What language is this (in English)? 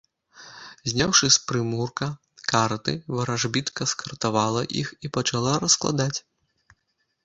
Belarusian